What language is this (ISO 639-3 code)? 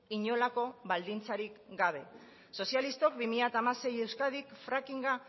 eus